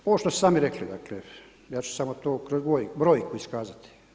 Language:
Croatian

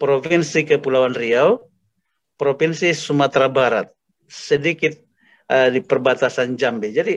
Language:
Indonesian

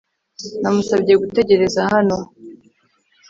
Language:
Kinyarwanda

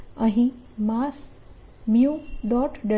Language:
Gujarati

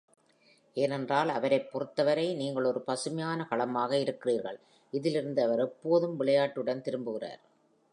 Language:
Tamil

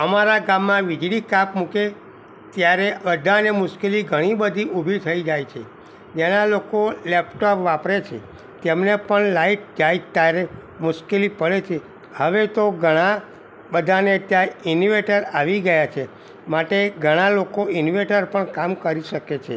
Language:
Gujarati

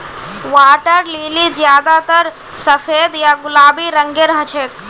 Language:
Magahi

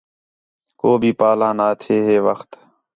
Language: Khetrani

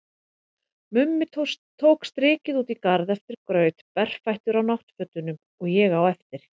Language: Icelandic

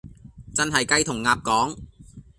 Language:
Cantonese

